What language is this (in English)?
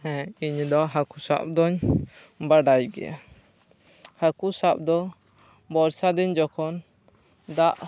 Santali